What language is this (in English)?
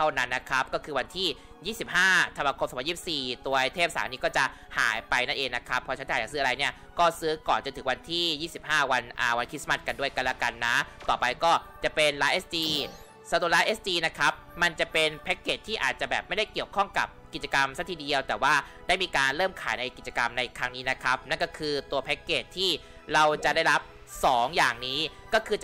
Thai